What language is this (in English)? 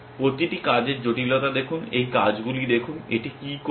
Bangla